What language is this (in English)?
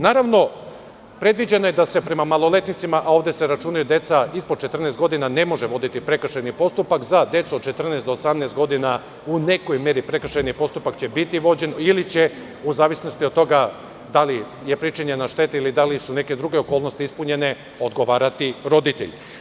Serbian